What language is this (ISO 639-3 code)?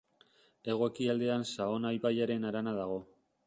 eus